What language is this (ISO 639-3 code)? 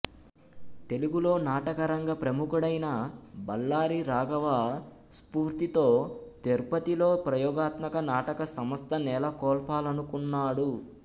tel